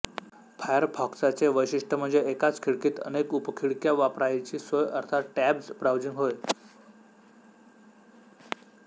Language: Marathi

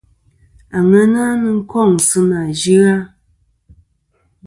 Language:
Kom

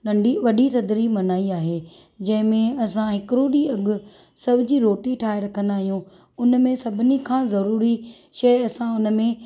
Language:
Sindhi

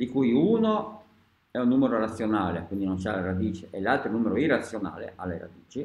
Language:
Italian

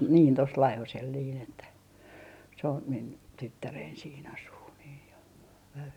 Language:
Finnish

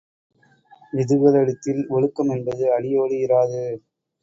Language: Tamil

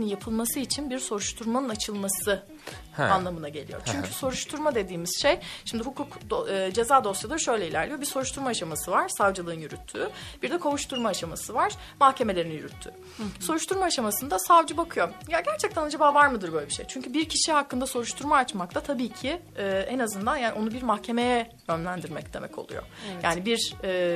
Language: Turkish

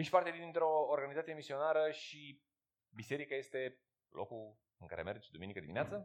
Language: Romanian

